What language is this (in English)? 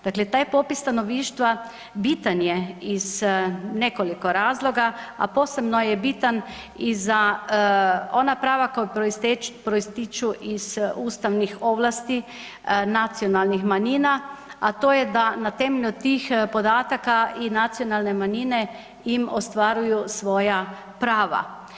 Croatian